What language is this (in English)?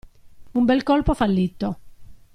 Italian